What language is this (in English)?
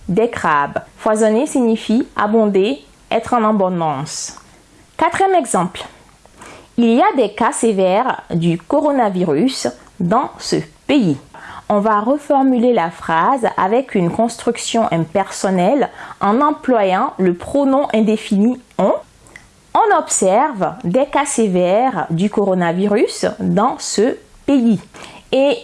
French